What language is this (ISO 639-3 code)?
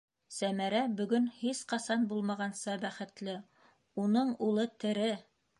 bak